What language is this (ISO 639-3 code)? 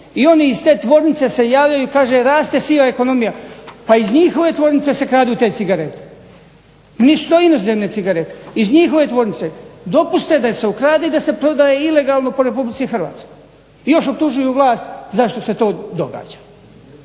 hrv